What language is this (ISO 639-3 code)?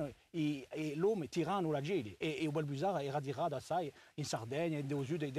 ita